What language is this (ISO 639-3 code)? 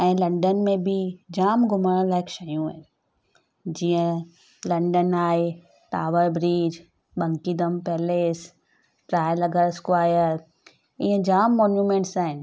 snd